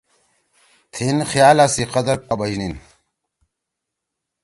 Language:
Torwali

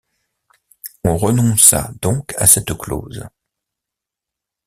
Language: French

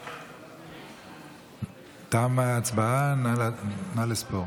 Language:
Hebrew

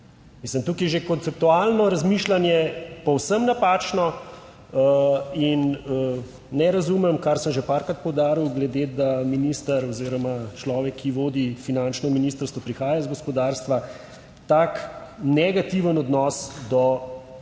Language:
Slovenian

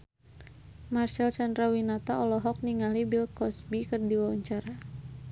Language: Sundanese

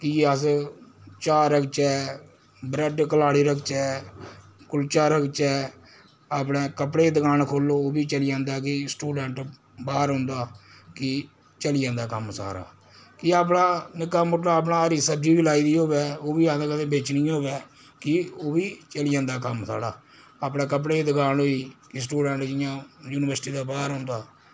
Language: Dogri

